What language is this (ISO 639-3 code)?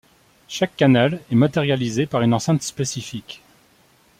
fra